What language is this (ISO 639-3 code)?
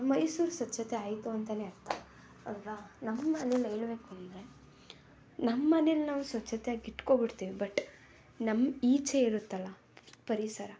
kan